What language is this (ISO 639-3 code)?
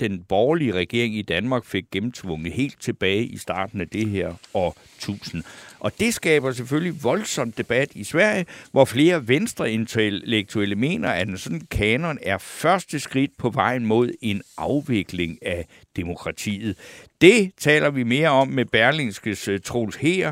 dan